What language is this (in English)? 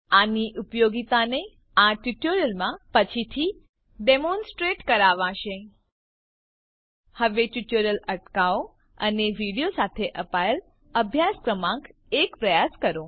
Gujarati